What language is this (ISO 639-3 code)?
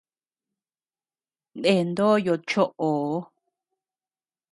cux